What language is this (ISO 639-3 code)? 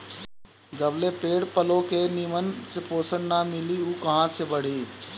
bho